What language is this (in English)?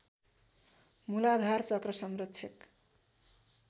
Nepali